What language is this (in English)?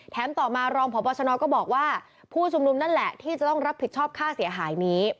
Thai